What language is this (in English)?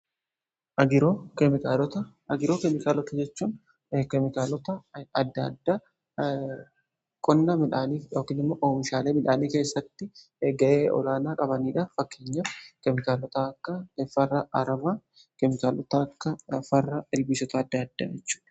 Oromo